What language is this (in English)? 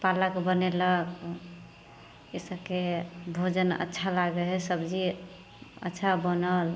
Maithili